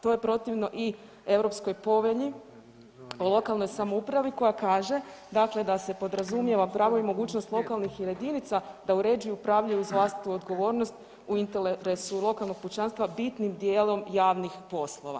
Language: Croatian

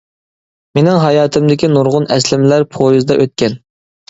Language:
Uyghur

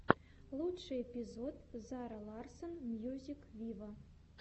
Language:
Russian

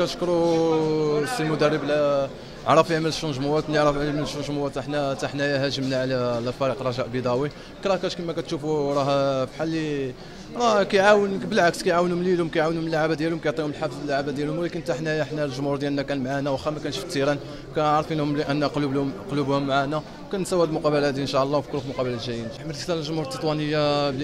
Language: Arabic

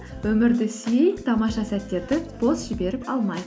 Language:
Kazakh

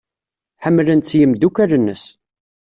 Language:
Kabyle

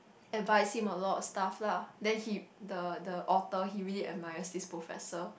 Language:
English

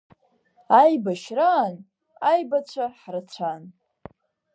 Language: Abkhazian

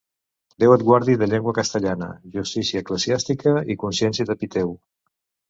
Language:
Catalan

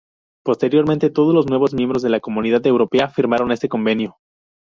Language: Spanish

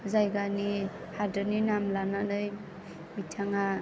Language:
Bodo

